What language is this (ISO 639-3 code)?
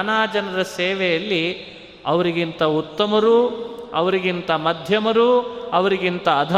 kan